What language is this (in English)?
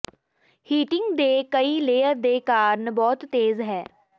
Punjabi